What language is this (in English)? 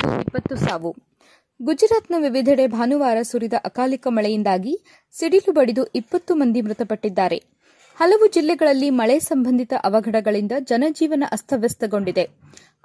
Kannada